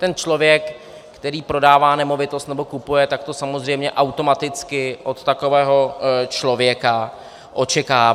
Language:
Czech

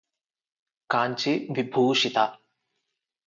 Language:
Telugu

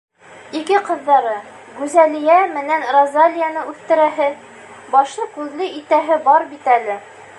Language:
Bashkir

